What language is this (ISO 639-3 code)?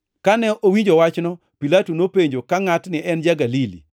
luo